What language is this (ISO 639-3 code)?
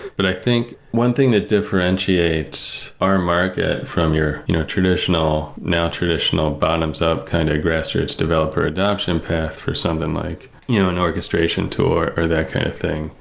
eng